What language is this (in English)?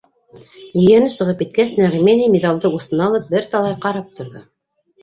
Bashkir